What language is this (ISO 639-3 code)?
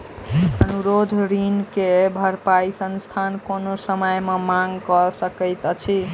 mai